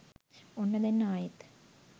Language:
Sinhala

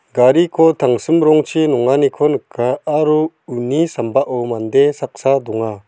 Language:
Garo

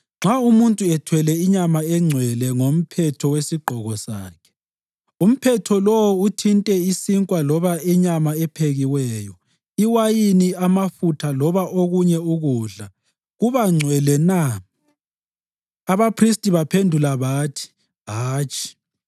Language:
North Ndebele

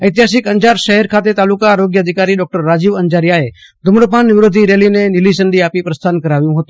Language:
Gujarati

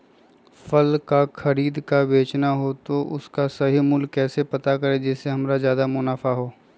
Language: Magahi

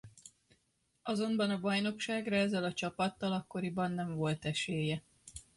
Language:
Hungarian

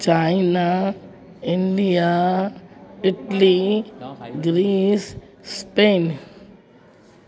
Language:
Sindhi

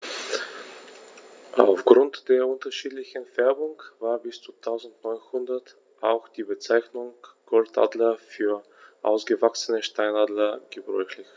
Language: German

